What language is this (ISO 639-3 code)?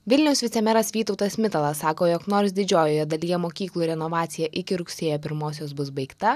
lit